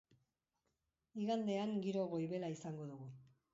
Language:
Basque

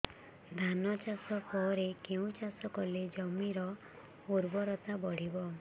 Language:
Odia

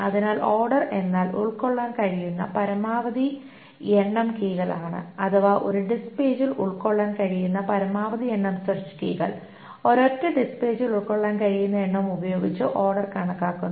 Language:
Malayalam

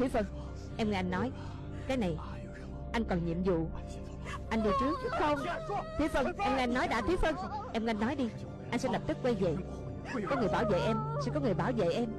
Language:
Vietnamese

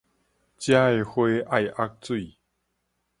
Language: Min Nan Chinese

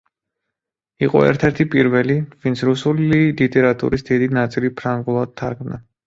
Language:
Georgian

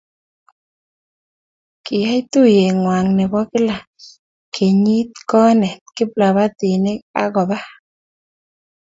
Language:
Kalenjin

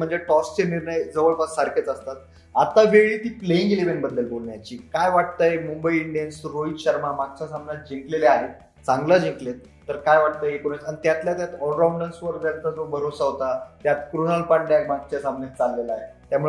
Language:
Marathi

